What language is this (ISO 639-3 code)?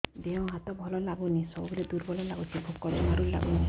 ori